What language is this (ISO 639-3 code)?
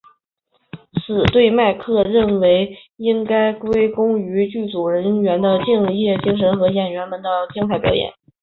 zho